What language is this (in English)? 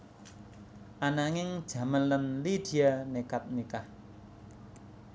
Javanese